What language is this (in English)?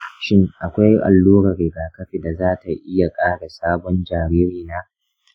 Hausa